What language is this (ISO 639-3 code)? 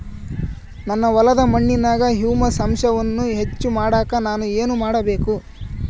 kan